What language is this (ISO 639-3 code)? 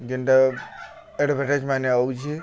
ori